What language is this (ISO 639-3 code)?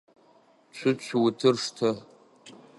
ady